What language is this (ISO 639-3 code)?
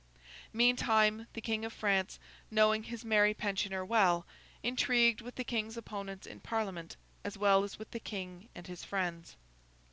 eng